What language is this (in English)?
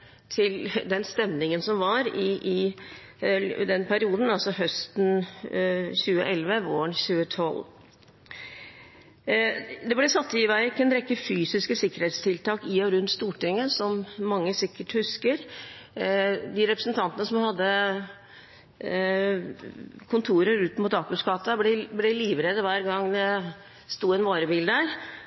Norwegian Bokmål